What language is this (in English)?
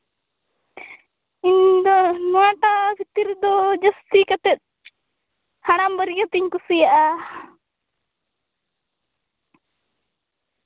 Santali